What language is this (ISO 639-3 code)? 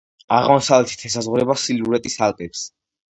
kat